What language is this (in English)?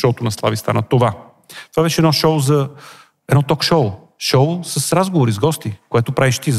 Bulgarian